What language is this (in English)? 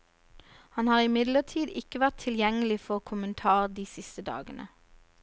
Norwegian